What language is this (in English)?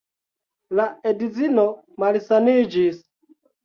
Esperanto